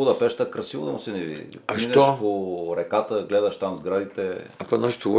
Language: Bulgarian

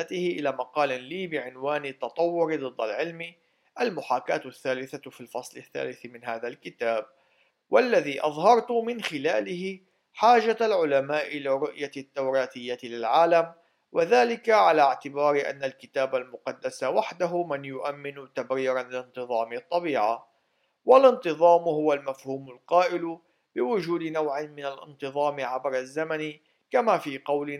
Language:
Arabic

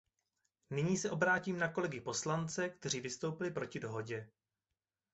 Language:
Czech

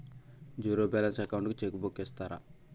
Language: Telugu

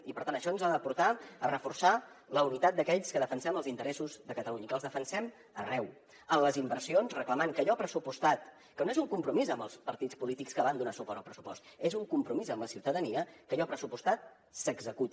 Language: Catalan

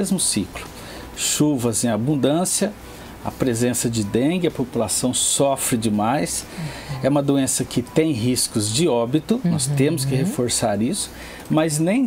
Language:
Portuguese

